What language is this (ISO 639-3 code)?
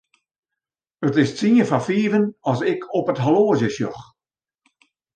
fry